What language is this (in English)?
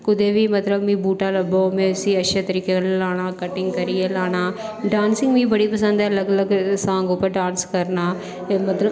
Dogri